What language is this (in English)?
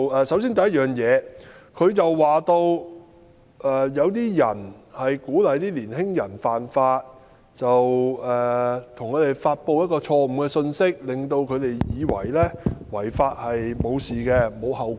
Cantonese